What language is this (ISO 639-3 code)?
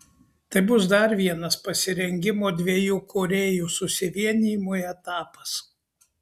lit